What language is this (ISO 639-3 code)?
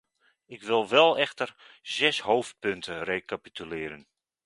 nld